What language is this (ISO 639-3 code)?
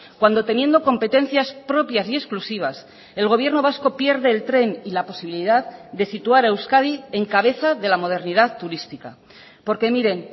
spa